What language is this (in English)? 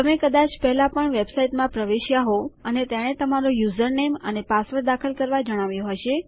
Gujarati